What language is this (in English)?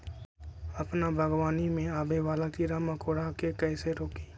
Magahi